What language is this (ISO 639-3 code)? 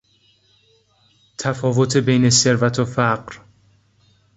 fas